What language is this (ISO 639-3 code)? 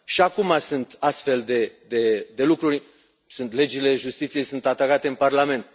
ron